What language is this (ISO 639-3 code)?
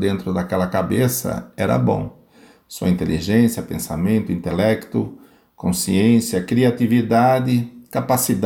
por